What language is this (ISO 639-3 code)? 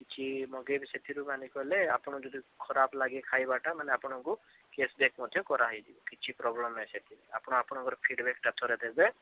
ori